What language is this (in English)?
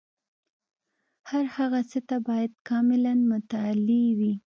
Pashto